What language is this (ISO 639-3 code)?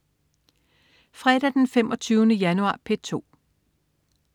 dan